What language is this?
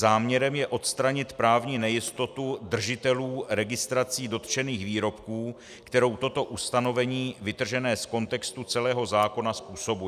Czech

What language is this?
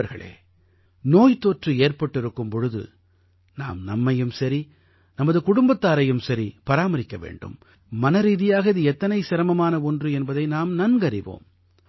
Tamil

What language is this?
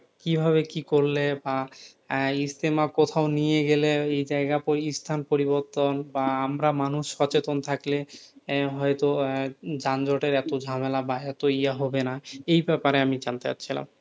Bangla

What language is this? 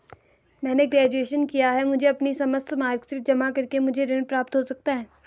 Hindi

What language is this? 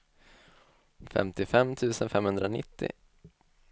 Swedish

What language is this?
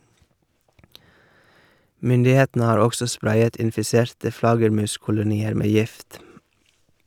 Norwegian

